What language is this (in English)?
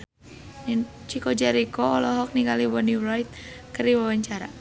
Sundanese